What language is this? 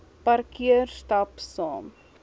Afrikaans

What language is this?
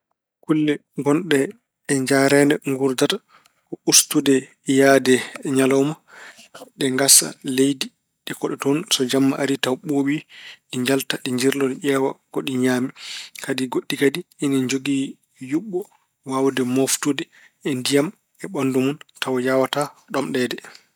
Fula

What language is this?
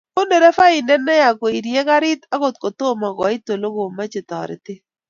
Kalenjin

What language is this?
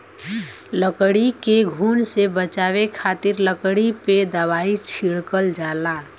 Bhojpuri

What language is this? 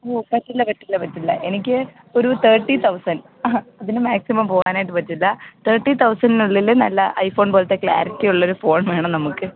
Malayalam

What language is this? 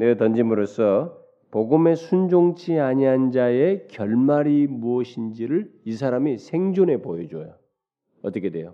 Korean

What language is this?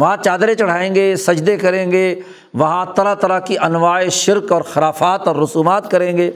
Urdu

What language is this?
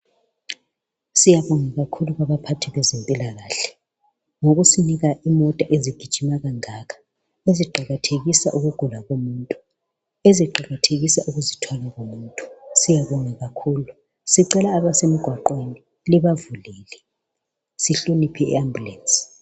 North Ndebele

